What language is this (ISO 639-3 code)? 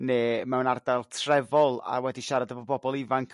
cym